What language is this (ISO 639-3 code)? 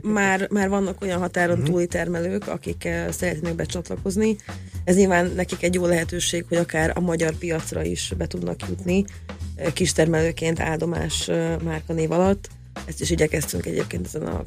hun